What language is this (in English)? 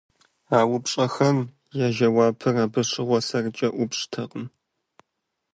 Kabardian